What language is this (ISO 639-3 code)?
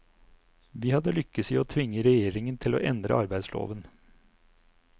nor